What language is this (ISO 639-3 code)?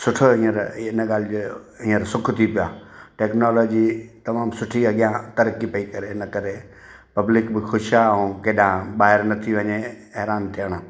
snd